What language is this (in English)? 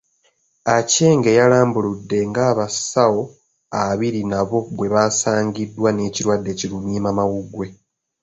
Ganda